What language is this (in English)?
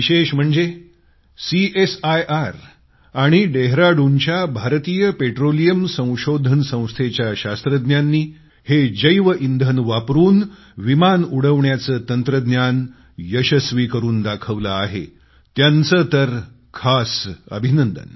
Marathi